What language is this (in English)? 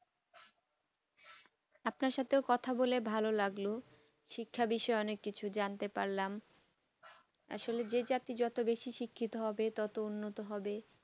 Bangla